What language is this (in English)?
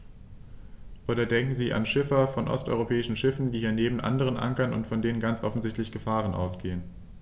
German